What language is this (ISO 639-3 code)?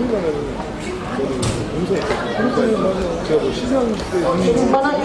kor